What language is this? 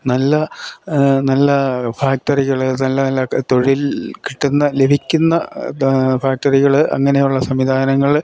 Malayalam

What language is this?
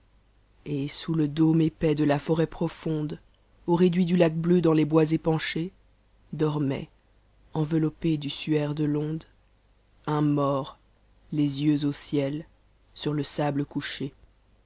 French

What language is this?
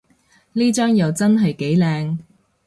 Cantonese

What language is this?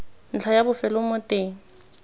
Tswana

